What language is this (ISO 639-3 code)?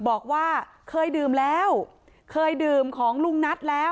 tha